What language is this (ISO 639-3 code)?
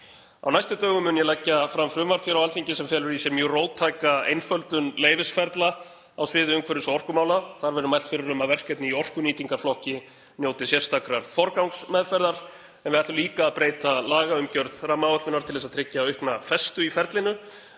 isl